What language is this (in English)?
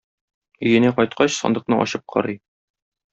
Tatar